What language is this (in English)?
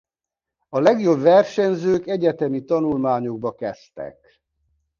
Hungarian